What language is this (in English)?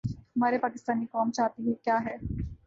Urdu